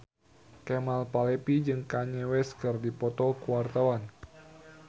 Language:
Sundanese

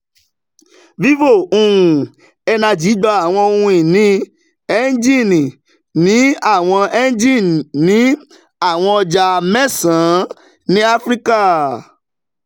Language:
Yoruba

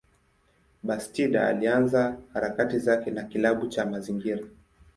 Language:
Swahili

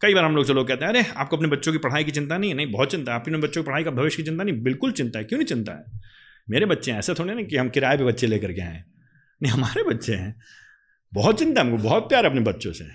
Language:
Hindi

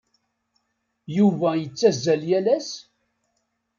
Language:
Kabyle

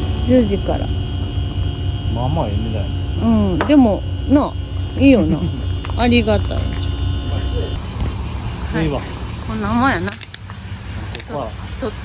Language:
Japanese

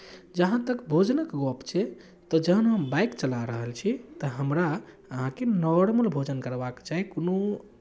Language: Maithili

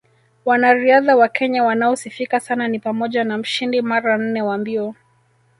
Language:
Swahili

